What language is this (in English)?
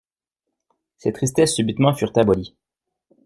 French